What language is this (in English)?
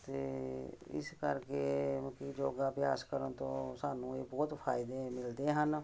Punjabi